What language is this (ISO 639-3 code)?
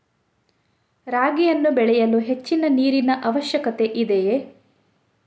kan